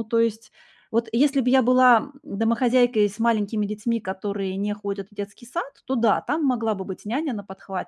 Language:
Russian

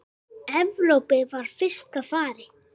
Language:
Icelandic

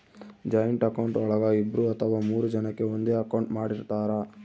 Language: Kannada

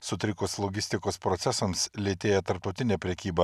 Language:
Lithuanian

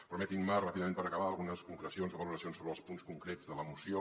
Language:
Catalan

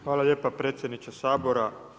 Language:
Croatian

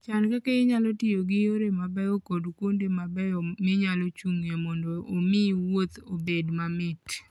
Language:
Luo (Kenya and Tanzania)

